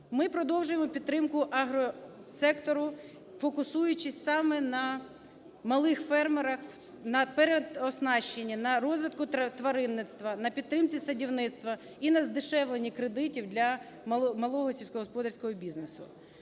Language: Ukrainian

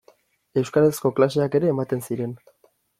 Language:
Basque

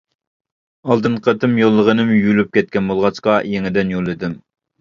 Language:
Uyghur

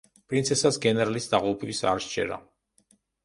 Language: Georgian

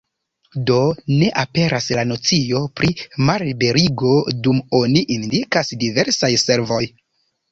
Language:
Esperanto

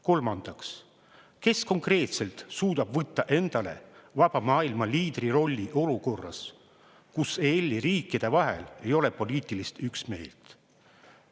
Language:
Estonian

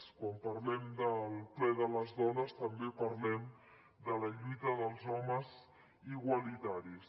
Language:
Catalan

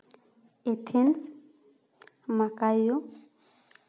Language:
Santali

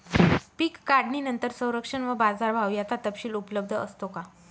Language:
Marathi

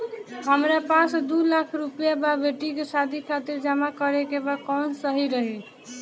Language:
Bhojpuri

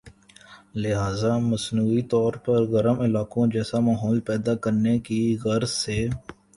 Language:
Urdu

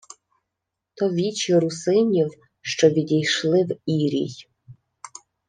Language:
Ukrainian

